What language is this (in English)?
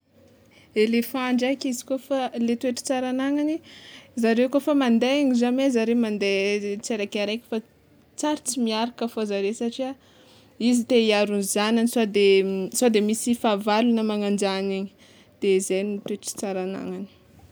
Tsimihety Malagasy